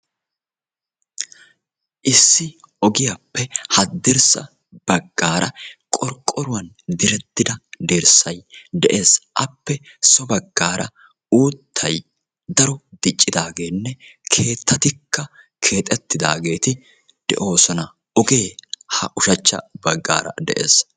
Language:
Wolaytta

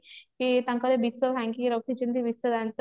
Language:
Odia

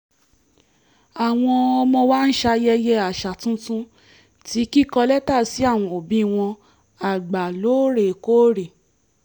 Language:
Yoruba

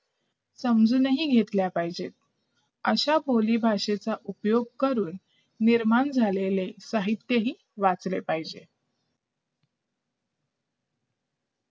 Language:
Marathi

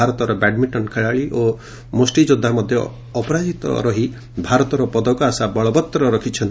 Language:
Odia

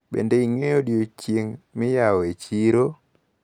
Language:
Luo (Kenya and Tanzania)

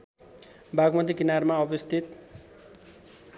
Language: Nepali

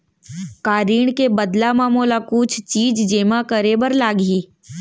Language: Chhattisgarhi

